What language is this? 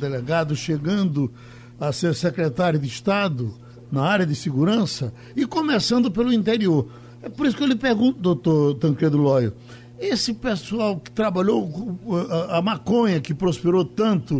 Portuguese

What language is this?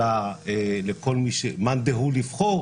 Hebrew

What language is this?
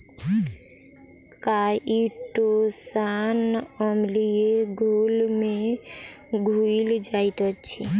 Maithili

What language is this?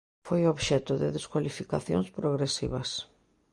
Galician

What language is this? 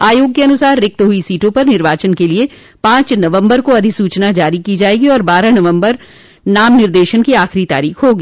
Hindi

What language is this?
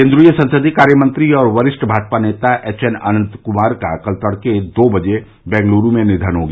Hindi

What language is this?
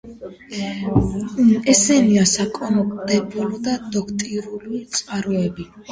Georgian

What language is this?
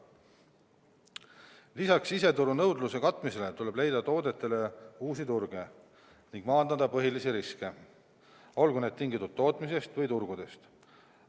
Estonian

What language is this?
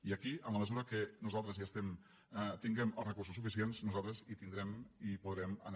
Catalan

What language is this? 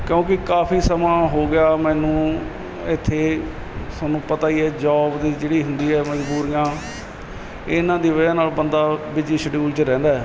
Punjabi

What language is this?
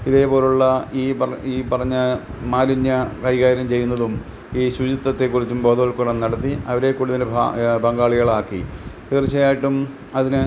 Malayalam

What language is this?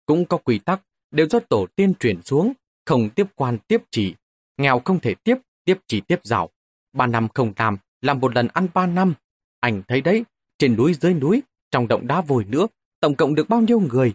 Vietnamese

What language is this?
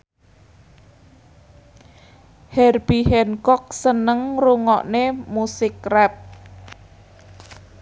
Javanese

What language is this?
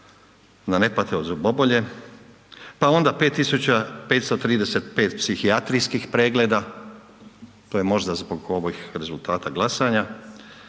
Croatian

